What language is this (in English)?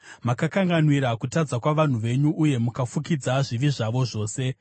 Shona